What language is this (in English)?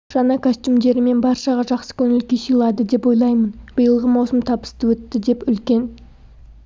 Kazakh